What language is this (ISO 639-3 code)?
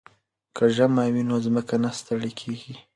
pus